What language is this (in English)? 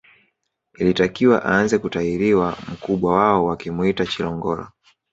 Swahili